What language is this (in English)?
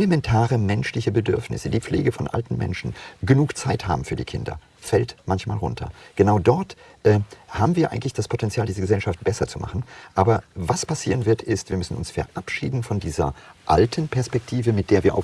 German